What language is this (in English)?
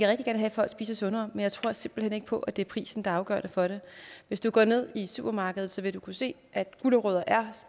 Danish